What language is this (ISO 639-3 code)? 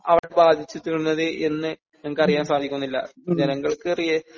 mal